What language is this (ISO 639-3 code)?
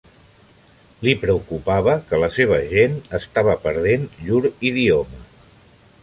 cat